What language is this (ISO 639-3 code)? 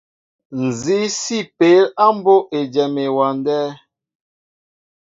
mbo